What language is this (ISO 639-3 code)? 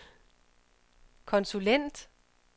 dan